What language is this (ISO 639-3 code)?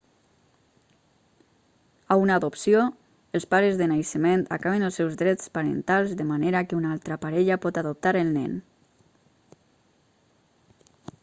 cat